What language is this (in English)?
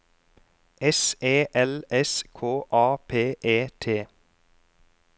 Norwegian